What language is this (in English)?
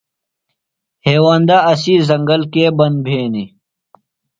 Phalura